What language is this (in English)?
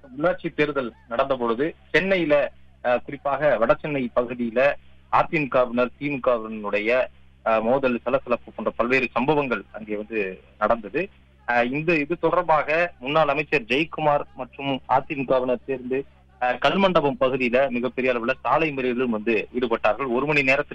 Romanian